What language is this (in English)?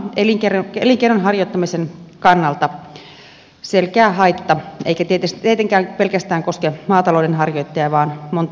Finnish